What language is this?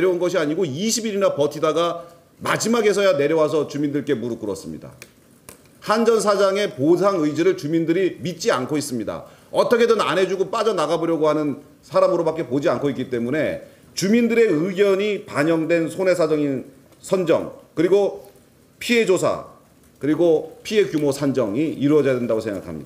Korean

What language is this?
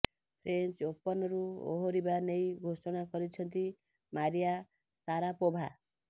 Odia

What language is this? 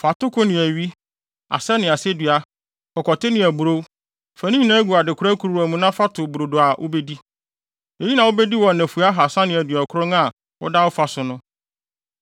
Akan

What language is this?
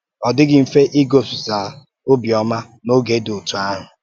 Igbo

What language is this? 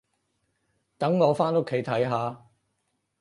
Cantonese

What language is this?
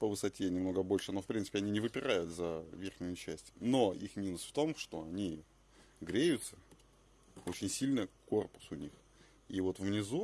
Russian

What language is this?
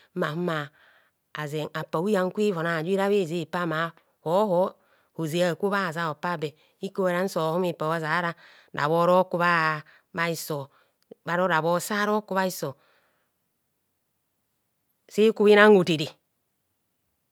Kohumono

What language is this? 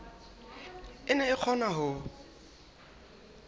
Southern Sotho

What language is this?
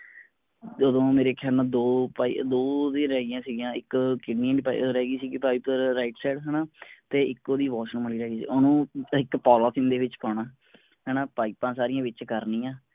Punjabi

